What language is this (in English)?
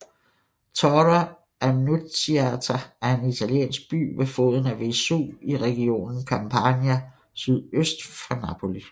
Danish